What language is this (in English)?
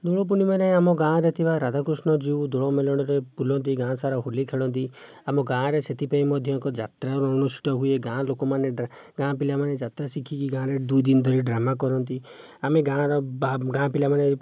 Odia